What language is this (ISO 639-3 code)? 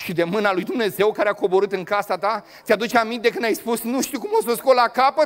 ron